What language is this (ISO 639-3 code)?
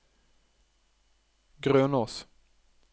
nor